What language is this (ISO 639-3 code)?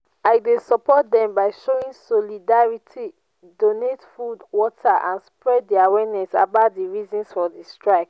pcm